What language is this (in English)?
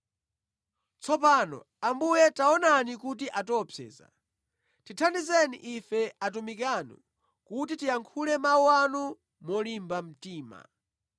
Nyanja